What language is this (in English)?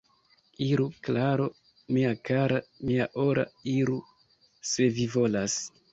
Esperanto